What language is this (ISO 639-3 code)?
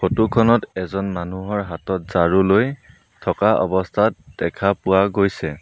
asm